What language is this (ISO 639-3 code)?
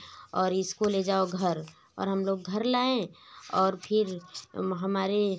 hin